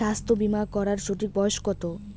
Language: Bangla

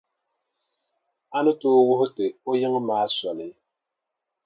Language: Dagbani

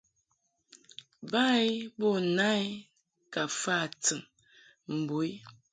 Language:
Mungaka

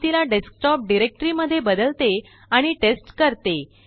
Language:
Marathi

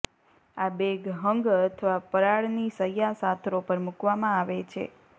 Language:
Gujarati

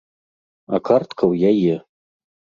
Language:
Belarusian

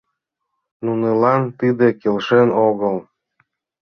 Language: Mari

